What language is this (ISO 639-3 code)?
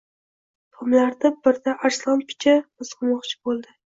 uzb